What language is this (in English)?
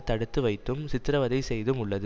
Tamil